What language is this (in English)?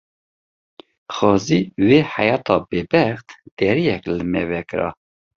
Kurdish